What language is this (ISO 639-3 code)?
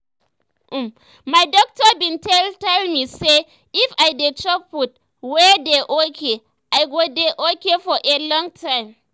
pcm